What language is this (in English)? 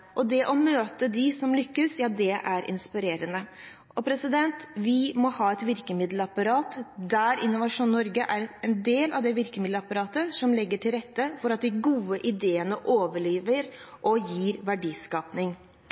Norwegian Bokmål